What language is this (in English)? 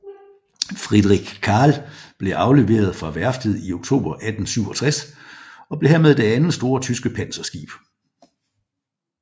Danish